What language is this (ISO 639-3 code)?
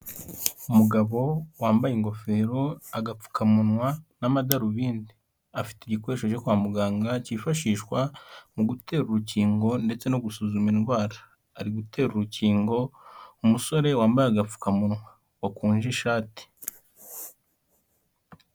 kin